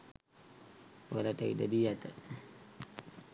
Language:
Sinhala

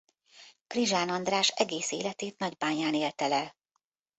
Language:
Hungarian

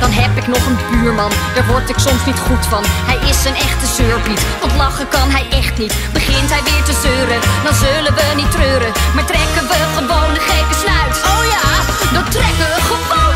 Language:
Dutch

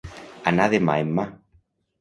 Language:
Catalan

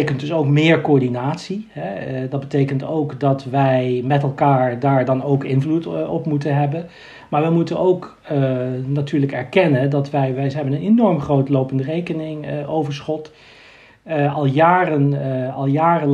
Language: Dutch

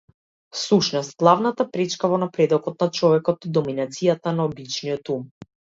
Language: Macedonian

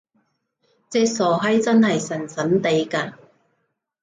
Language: Cantonese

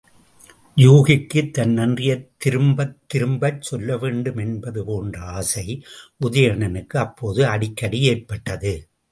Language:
Tamil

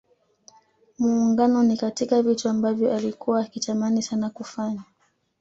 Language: Swahili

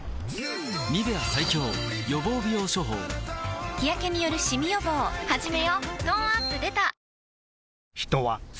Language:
Japanese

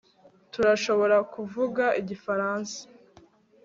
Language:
Kinyarwanda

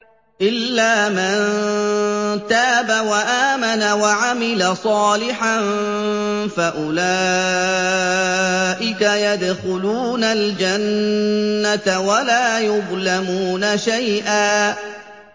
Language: Arabic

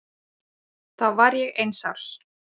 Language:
Icelandic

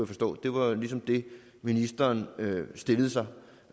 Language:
Danish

